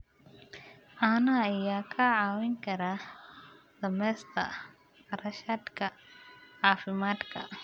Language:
Somali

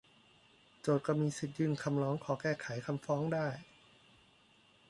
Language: Thai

